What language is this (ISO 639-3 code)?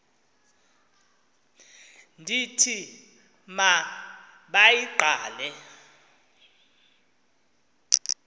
xho